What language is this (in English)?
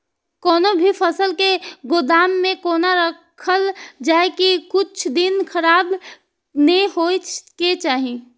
Maithili